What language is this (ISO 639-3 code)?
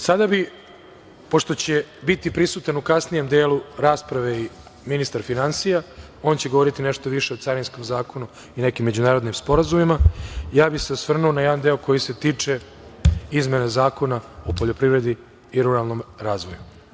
srp